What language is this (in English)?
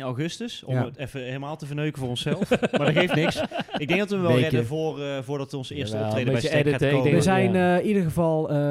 Dutch